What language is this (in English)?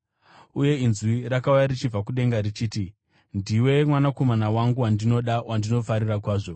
Shona